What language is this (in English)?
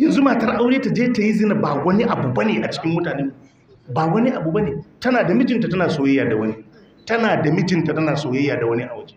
Arabic